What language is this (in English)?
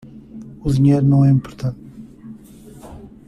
Portuguese